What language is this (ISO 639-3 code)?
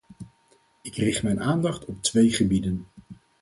nld